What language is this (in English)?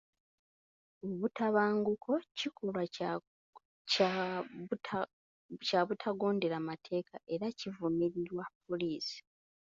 Ganda